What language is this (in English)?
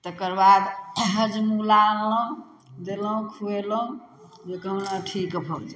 Maithili